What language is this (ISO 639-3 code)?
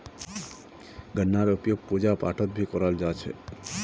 mag